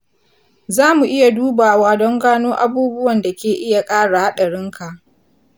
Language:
Hausa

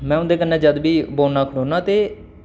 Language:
Dogri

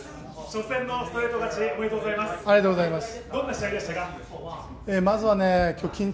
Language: Japanese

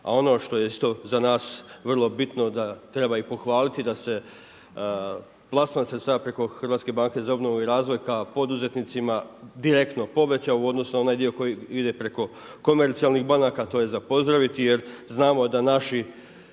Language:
Croatian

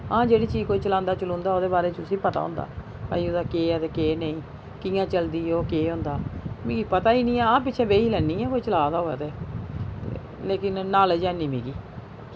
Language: Dogri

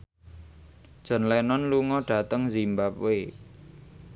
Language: Javanese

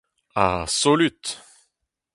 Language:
Breton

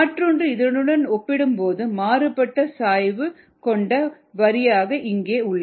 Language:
Tamil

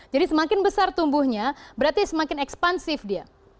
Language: Indonesian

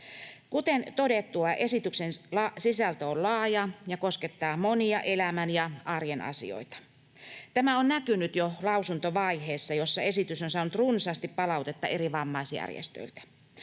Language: Finnish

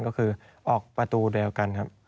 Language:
Thai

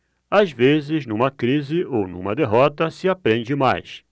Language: Portuguese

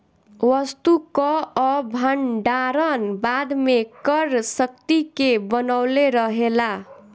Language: Bhojpuri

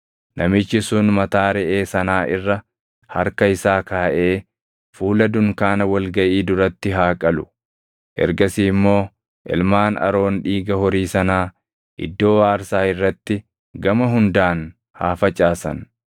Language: Oromo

